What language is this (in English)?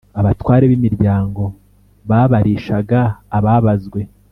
Kinyarwanda